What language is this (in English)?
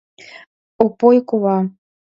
Mari